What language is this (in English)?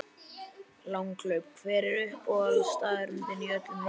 Icelandic